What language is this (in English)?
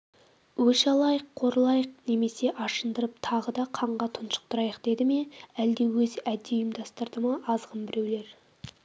Kazakh